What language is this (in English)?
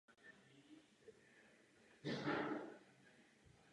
Czech